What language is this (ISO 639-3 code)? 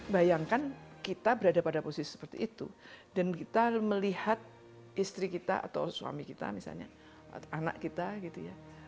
ind